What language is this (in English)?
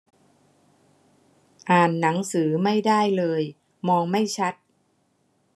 Thai